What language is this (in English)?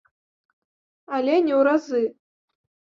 Belarusian